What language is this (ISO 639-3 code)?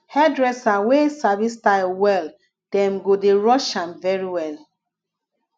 pcm